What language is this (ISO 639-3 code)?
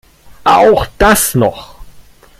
deu